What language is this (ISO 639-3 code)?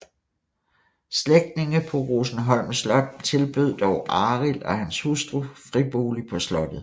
dan